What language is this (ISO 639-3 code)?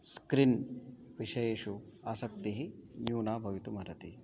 san